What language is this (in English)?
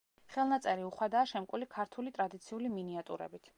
Georgian